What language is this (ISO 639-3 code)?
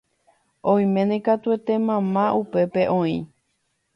grn